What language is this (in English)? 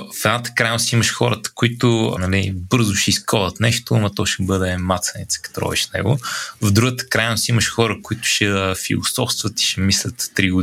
Bulgarian